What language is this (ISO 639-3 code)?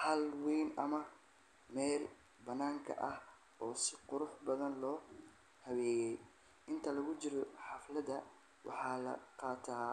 som